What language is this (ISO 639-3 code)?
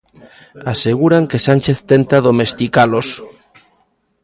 glg